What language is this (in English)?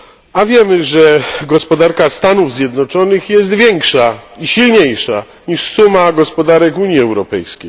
Polish